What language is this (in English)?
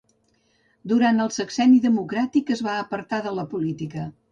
Catalan